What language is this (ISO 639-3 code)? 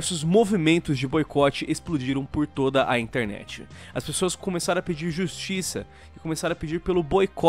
por